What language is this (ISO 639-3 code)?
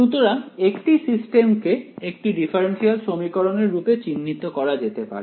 ben